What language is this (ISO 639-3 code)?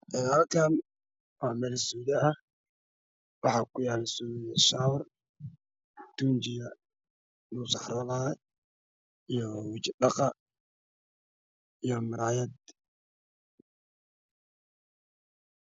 som